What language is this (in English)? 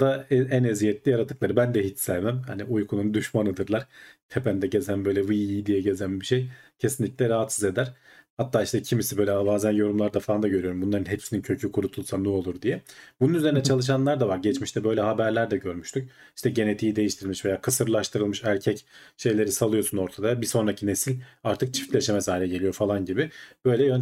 Turkish